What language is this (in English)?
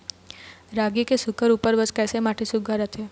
Chhattisgarhi